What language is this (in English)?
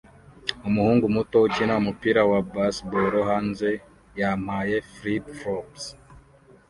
Kinyarwanda